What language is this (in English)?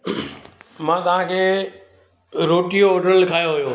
Sindhi